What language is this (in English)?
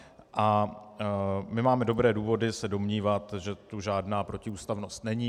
Czech